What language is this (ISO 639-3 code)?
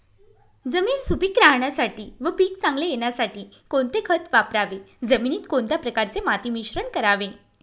mar